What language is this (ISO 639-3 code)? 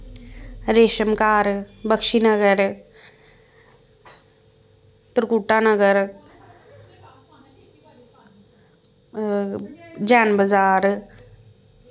doi